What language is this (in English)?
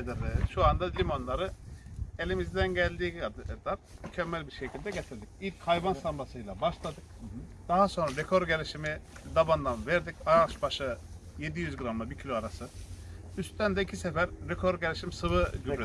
Turkish